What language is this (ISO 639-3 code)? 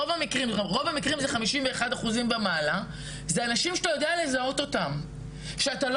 heb